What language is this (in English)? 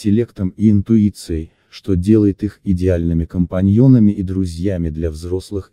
Russian